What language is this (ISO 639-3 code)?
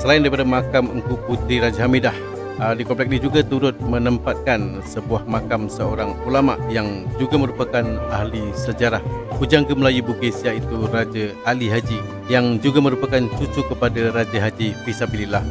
msa